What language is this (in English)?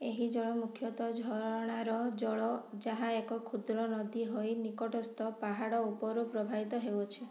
Odia